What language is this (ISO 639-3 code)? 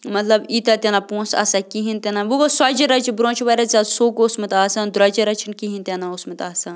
kas